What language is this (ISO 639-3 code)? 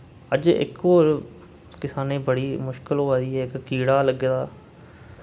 doi